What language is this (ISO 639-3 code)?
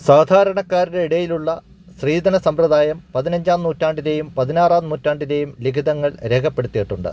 mal